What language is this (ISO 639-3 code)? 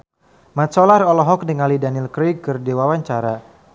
sun